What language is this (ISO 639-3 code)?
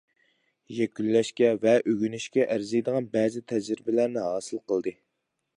uig